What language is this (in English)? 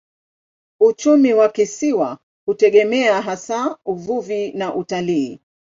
Swahili